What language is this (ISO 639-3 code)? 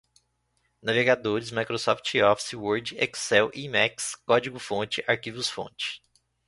por